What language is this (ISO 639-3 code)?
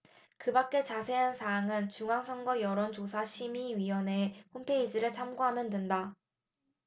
kor